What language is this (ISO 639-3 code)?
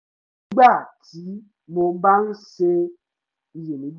yor